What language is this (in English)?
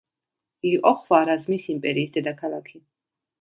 Georgian